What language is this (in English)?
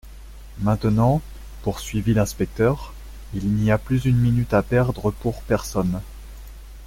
French